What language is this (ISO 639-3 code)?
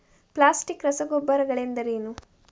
kan